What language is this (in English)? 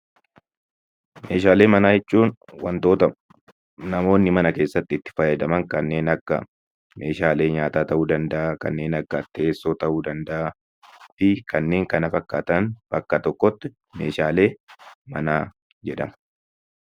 Oromo